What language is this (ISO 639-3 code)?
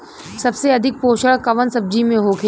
bho